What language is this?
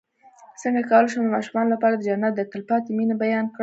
Pashto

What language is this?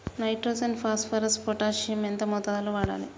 Telugu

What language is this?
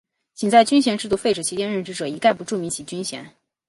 Chinese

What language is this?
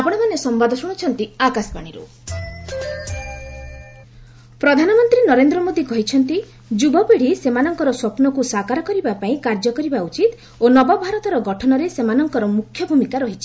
Odia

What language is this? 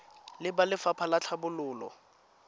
Tswana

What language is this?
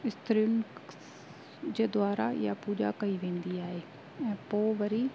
Sindhi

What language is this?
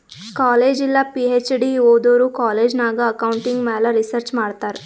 Kannada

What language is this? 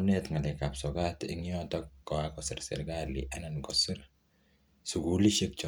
Kalenjin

